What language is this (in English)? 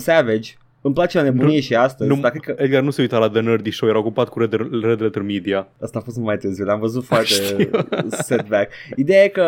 Romanian